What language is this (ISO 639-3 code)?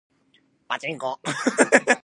jpn